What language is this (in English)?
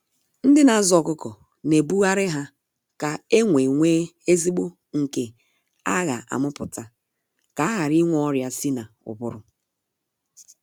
Igbo